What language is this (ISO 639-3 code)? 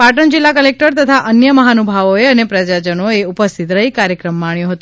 guj